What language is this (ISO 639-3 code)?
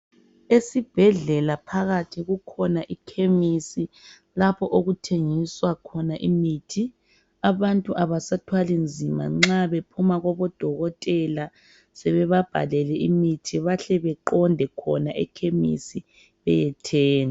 nde